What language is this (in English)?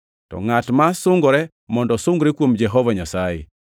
Luo (Kenya and Tanzania)